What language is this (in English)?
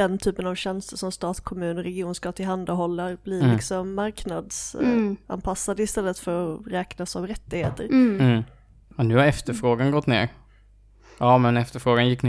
Swedish